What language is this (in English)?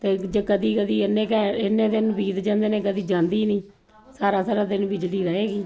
Punjabi